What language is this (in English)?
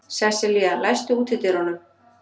Icelandic